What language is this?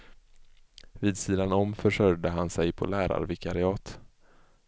Swedish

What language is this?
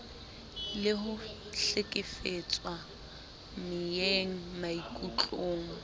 Southern Sotho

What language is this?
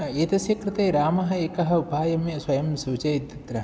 Sanskrit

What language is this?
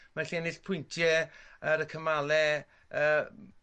Welsh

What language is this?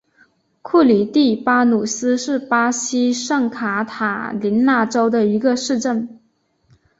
Chinese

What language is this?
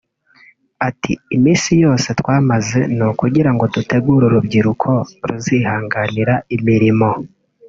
Kinyarwanda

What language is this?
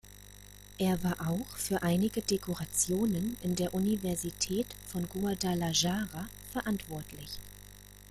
German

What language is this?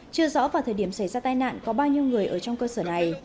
Vietnamese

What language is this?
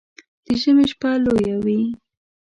Pashto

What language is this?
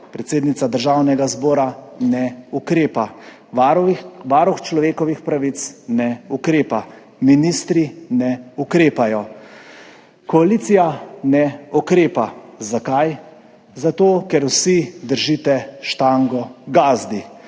Slovenian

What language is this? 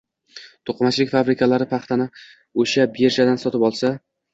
Uzbek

